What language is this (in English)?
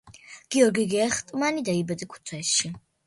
Georgian